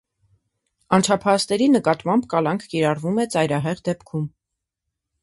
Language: Armenian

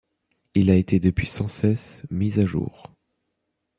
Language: French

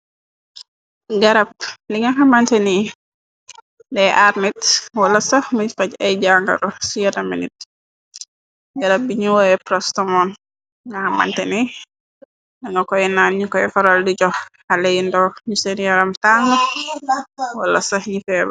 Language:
Wolof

